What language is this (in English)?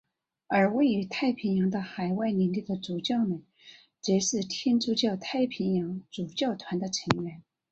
Chinese